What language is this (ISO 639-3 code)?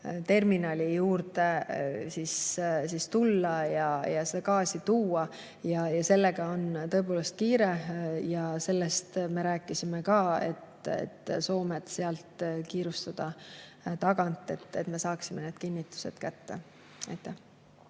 est